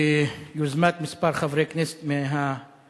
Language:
Hebrew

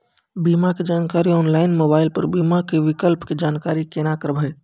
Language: Maithili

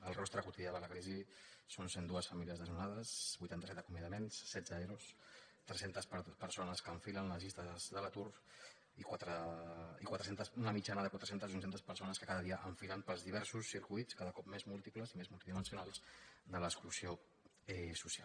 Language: Catalan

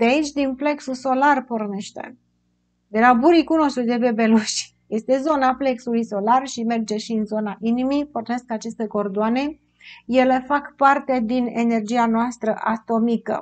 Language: Romanian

